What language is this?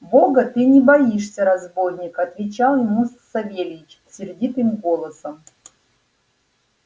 Russian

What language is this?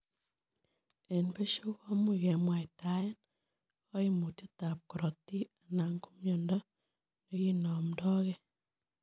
Kalenjin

